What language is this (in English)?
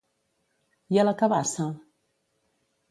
Catalan